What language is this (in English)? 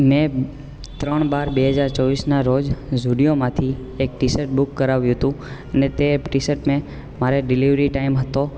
Gujarati